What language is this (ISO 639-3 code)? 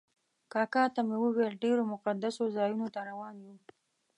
pus